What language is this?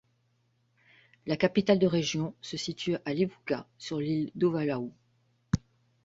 French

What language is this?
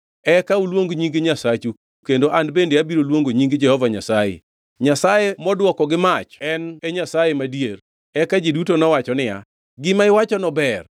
Luo (Kenya and Tanzania)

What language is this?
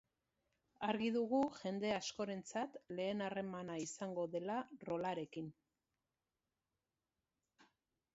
Basque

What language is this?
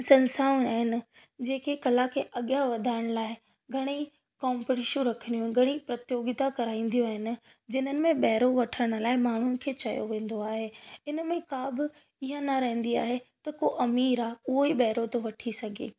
Sindhi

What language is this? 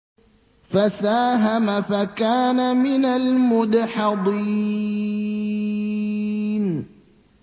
Arabic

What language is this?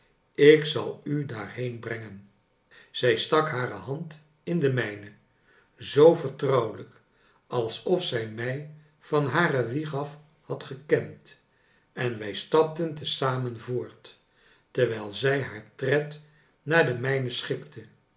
Dutch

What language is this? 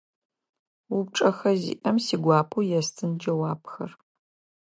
Adyghe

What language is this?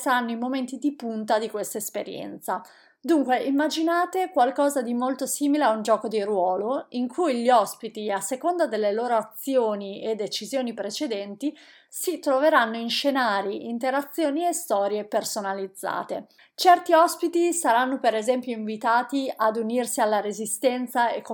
Italian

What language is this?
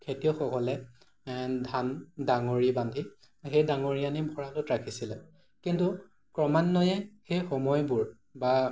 Assamese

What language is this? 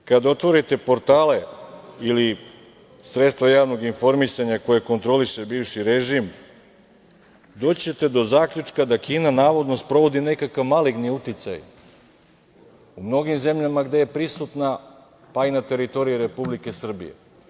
Serbian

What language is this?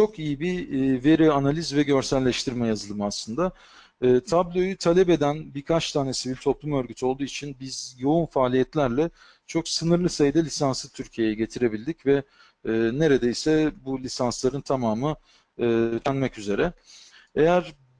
Turkish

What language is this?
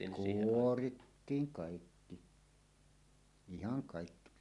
Finnish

